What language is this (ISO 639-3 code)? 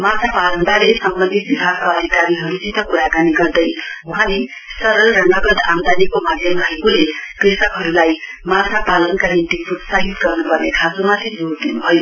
nep